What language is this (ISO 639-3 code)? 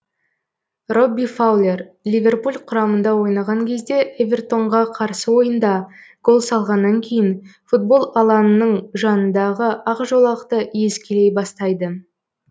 kaz